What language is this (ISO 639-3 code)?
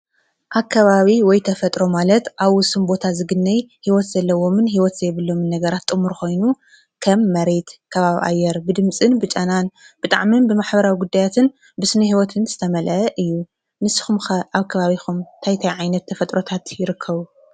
tir